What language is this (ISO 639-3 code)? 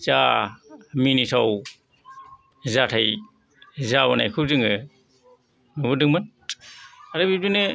brx